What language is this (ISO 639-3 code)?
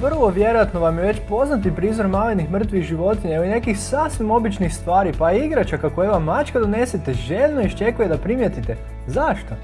hrv